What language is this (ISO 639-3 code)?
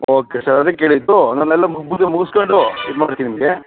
kan